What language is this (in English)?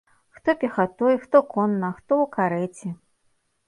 Belarusian